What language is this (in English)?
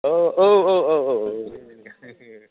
Bodo